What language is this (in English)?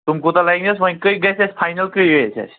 Kashmiri